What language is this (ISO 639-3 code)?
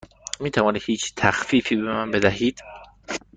fas